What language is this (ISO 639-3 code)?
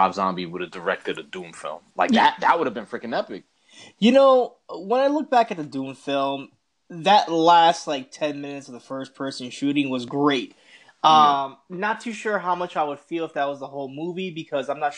eng